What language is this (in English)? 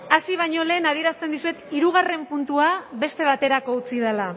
Basque